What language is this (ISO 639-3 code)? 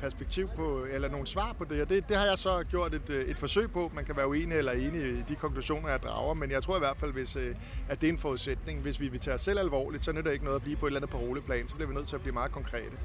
dan